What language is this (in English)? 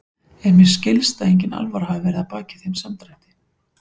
Icelandic